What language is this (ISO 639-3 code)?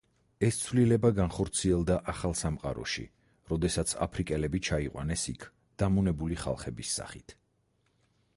kat